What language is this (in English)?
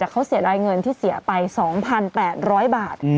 Thai